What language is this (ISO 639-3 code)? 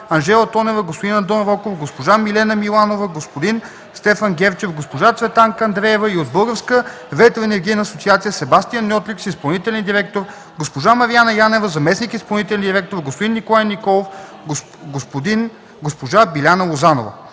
bul